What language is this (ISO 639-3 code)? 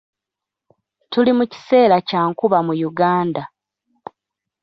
lug